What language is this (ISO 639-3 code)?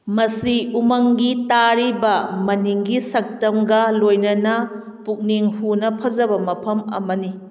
mni